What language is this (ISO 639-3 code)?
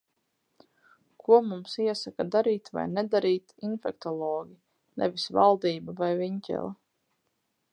lav